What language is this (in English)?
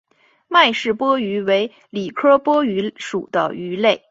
Chinese